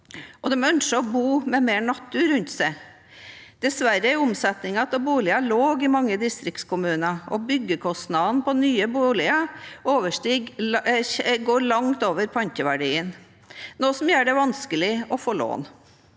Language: Norwegian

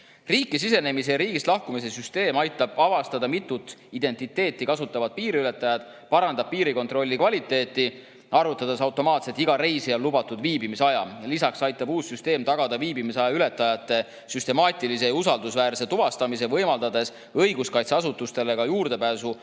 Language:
Estonian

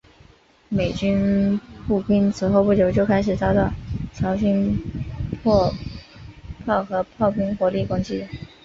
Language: Chinese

